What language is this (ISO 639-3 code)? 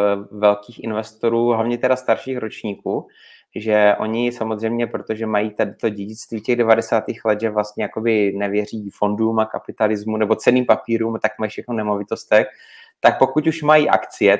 ces